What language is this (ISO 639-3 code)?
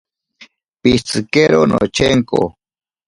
prq